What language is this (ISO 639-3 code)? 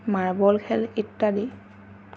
asm